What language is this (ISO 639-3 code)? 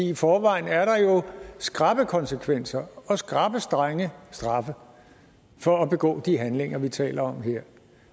dan